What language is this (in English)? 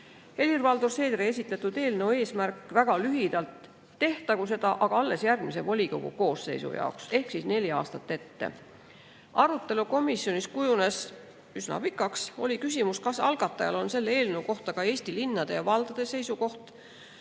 Estonian